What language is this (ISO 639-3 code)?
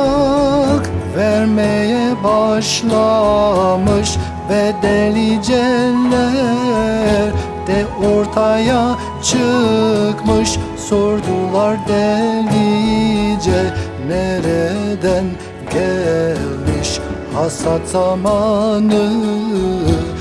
tur